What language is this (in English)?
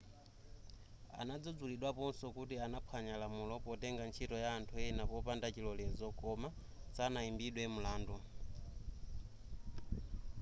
Nyanja